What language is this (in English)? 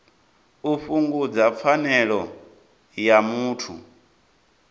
Venda